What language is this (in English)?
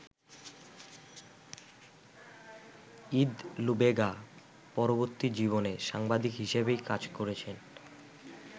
Bangla